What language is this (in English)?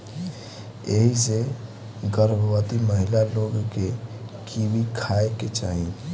Bhojpuri